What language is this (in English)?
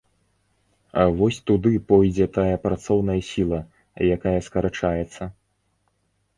Belarusian